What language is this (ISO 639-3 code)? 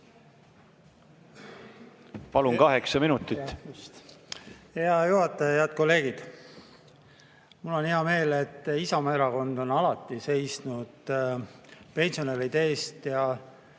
est